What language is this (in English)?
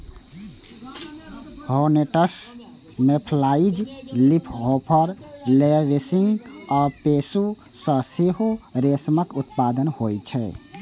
Maithili